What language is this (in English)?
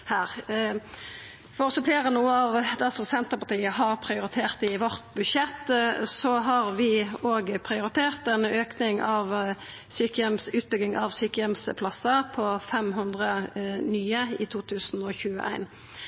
Norwegian Nynorsk